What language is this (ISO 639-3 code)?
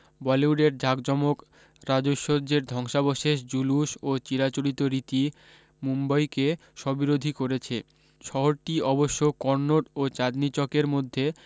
ben